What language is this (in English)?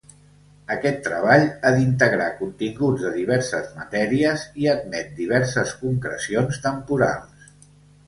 Catalan